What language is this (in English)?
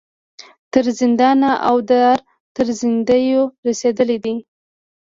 Pashto